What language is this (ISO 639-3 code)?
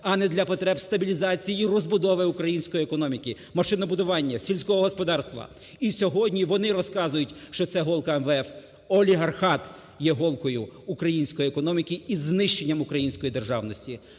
ukr